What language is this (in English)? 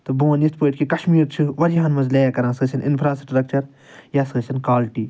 Kashmiri